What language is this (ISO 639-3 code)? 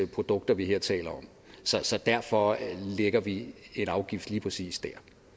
dan